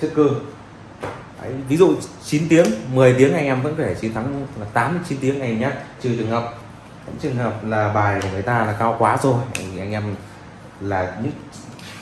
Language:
Vietnamese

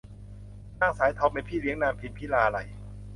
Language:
Thai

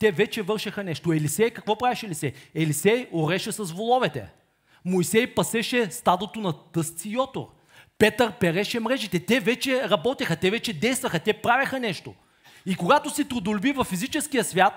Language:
Bulgarian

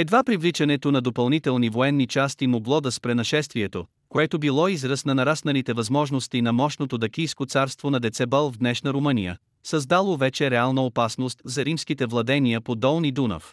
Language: Bulgarian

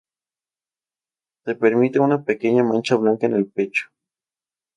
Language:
Spanish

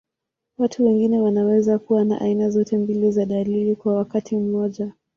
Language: Swahili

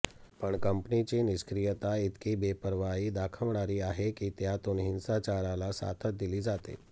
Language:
Marathi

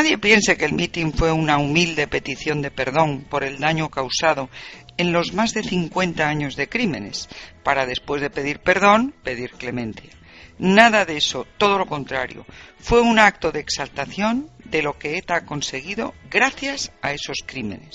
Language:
Spanish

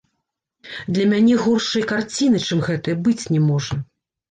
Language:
Belarusian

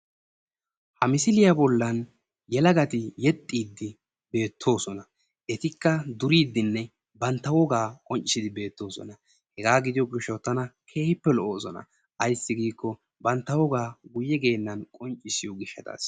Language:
Wolaytta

